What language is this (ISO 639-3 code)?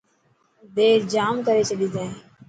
mki